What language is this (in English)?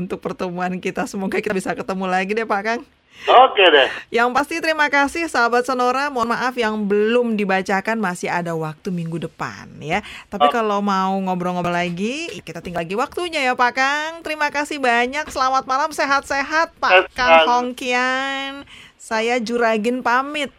Indonesian